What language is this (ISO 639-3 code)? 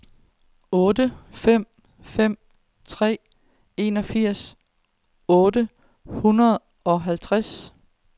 dan